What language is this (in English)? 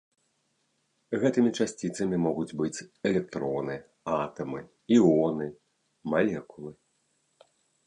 Belarusian